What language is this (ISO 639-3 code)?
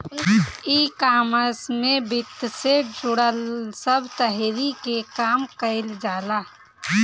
bho